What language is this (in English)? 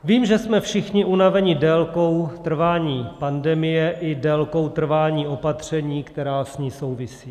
Czech